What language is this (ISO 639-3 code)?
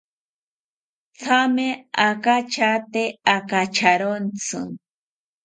cpy